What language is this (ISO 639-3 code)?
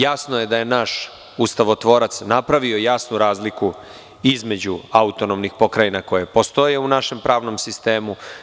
srp